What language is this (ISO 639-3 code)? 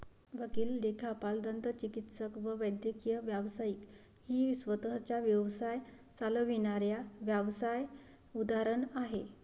mar